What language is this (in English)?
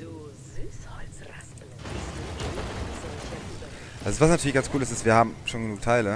German